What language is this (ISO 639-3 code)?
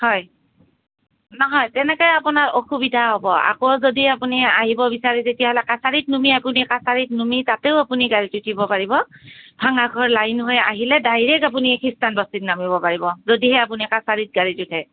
asm